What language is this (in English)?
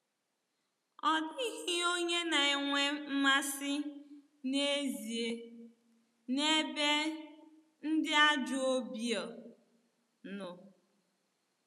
Igbo